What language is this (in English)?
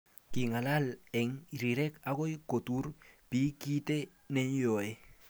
Kalenjin